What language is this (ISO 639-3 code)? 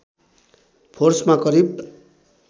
nep